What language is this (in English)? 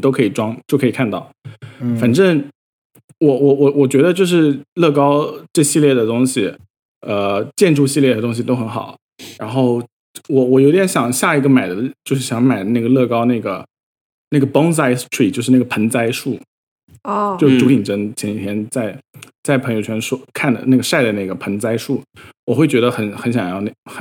Chinese